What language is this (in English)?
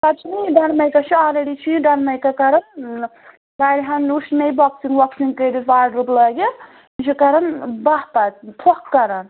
Kashmiri